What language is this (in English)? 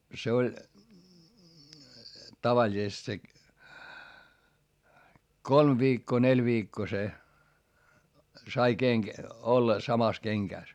Finnish